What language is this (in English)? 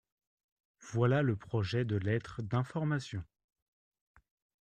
French